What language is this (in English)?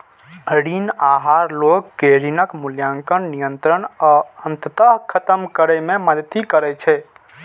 Maithili